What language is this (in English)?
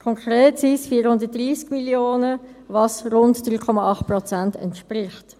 Swiss German